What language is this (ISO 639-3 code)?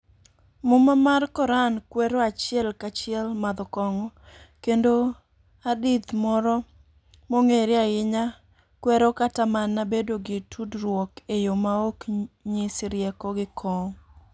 luo